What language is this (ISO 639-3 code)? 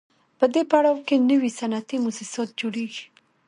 pus